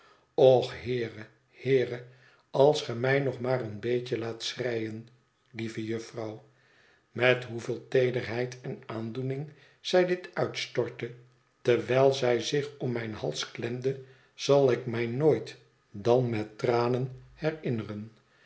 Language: Dutch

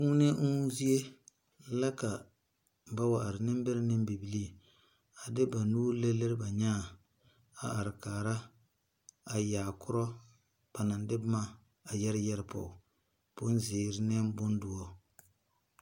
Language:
Southern Dagaare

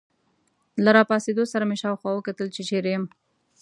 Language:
Pashto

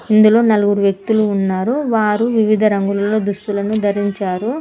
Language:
Telugu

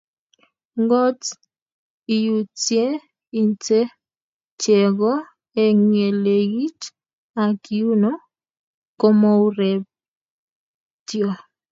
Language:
Kalenjin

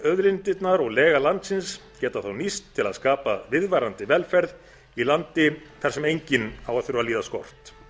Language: Icelandic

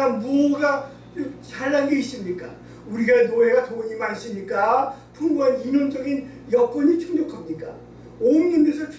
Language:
Korean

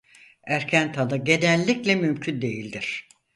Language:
Turkish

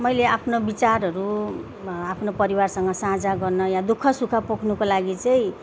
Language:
Nepali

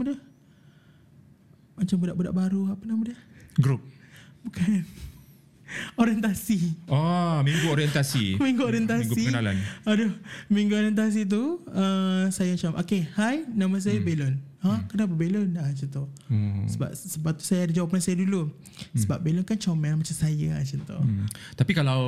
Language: Malay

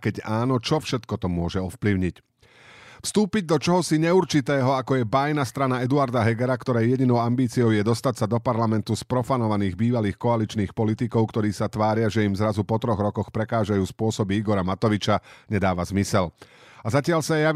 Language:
Slovak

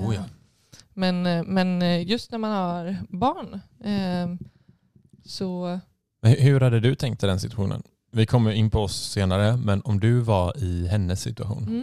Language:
Swedish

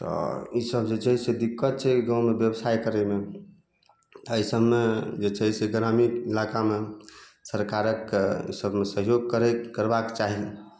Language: Maithili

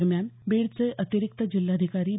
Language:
Marathi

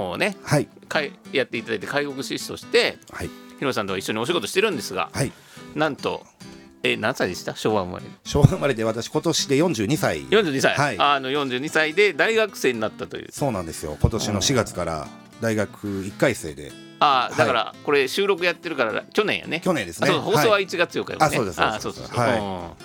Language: Japanese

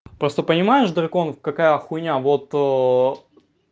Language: Russian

